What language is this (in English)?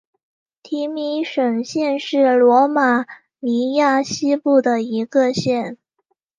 Chinese